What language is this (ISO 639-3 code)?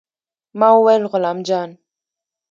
pus